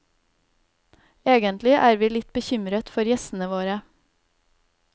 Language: Norwegian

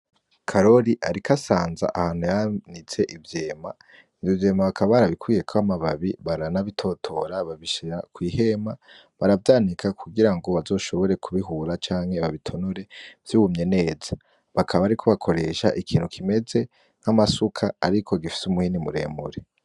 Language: Rundi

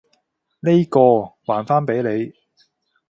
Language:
Cantonese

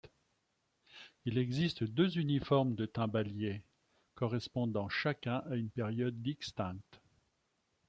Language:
French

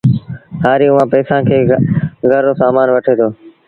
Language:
Sindhi Bhil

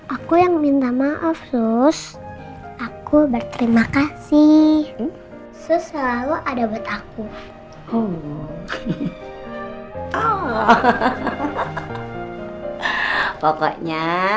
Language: Indonesian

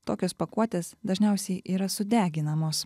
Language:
Lithuanian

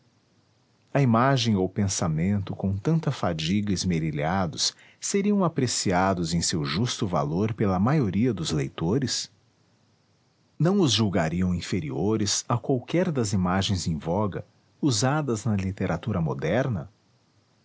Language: Portuguese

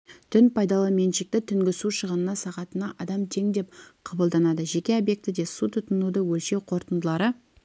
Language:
Kazakh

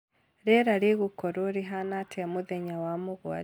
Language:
Kikuyu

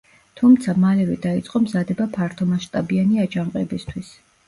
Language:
Georgian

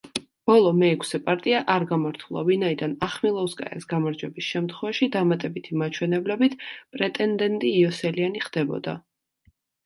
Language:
Georgian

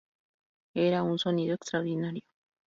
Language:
Spanish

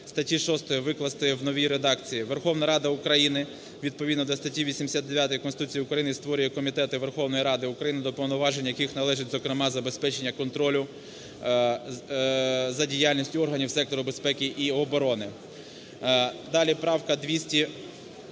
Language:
Ukrainian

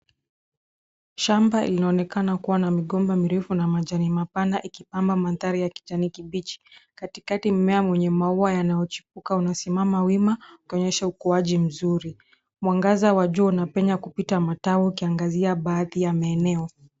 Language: Swahili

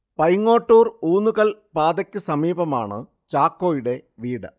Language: Malayalam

